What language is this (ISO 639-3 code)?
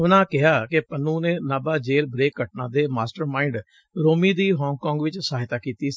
pan